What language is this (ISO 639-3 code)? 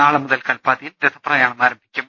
mal